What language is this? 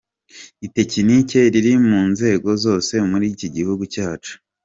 Kinyarwanda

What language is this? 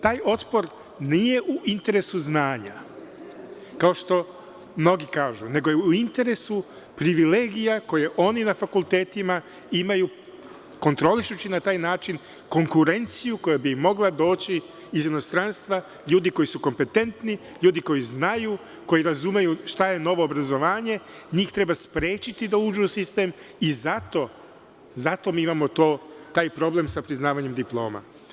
Serbian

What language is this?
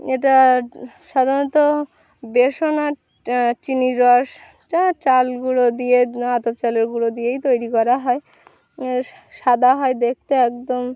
Bangla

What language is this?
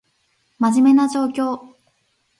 Japanese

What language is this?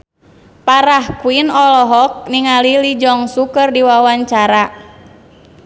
Sundanese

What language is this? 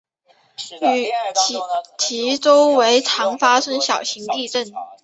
Chinese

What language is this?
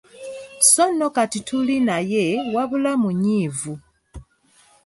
Ganda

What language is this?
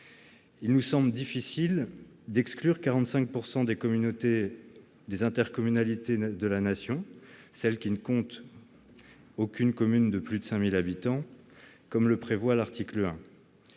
French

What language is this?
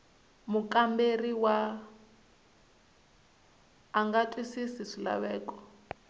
Tsonga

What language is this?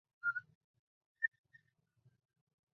Chinese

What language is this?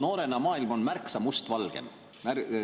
Estonian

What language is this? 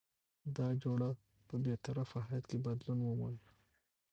Pashto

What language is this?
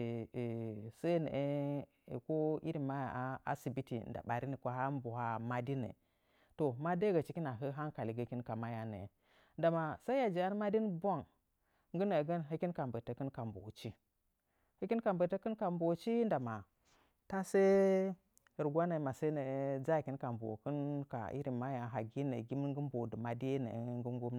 Nzanyi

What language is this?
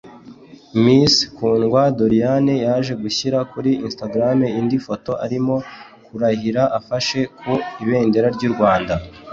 Kinyarwanda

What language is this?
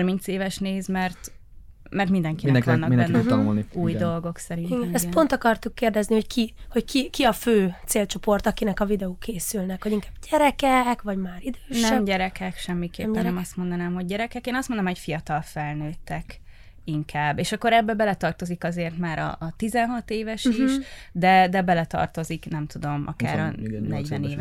Hungarian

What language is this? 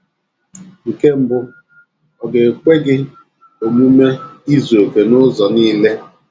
Igbo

